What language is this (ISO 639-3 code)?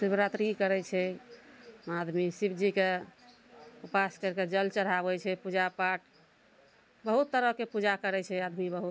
mai